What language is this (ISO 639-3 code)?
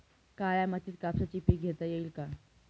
mar